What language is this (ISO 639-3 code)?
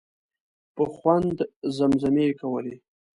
pus